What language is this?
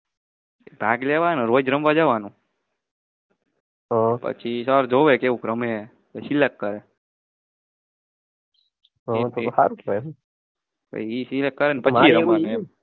Gujarati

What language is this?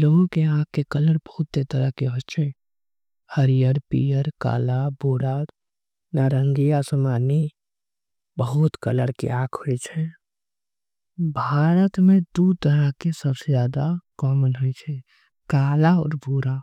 Angika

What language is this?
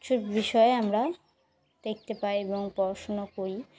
Bangla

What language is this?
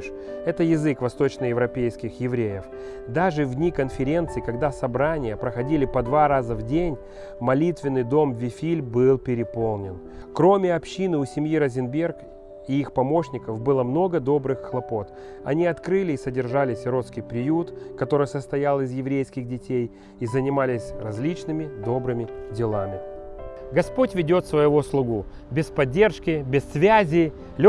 Russian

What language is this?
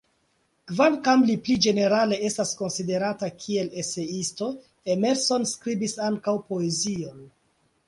Esperanto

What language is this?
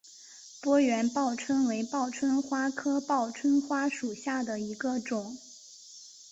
Chinese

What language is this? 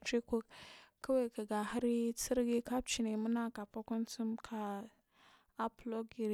Marghi South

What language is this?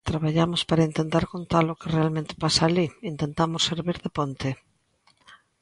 Galician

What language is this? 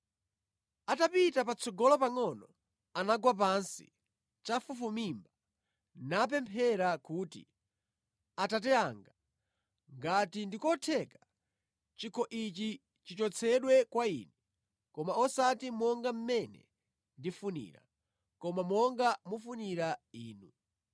Nyanja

